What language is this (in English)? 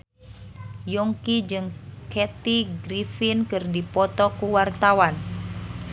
Sundanese